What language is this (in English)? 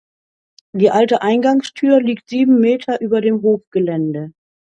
German